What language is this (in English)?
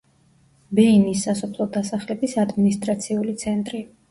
Georgian